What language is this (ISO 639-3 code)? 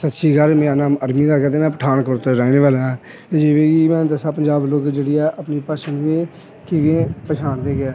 pan